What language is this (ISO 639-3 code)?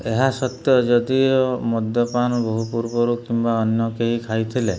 ori